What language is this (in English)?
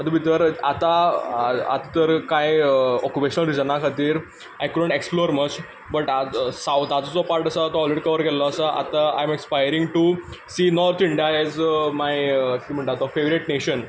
Konkani